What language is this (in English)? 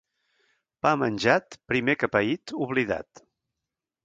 Catalan